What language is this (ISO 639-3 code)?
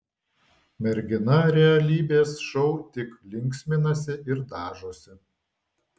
lit